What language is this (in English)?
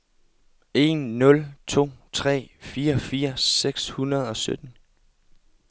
Danish